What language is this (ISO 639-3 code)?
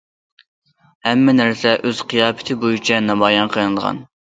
uig